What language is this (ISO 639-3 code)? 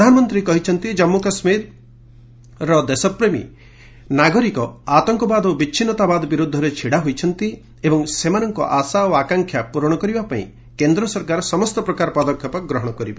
ori